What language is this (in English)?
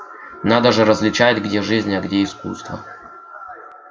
Russian